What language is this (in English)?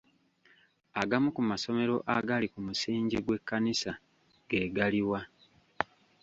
Ganda